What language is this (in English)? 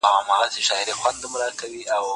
Pashto